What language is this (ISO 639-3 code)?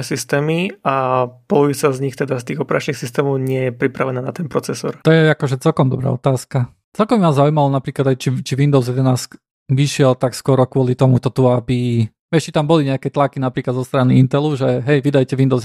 slk